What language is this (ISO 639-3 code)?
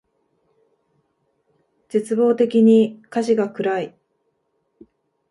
jpn